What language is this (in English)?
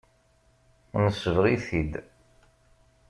Kabyle